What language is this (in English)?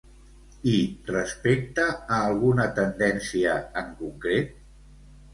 Catalan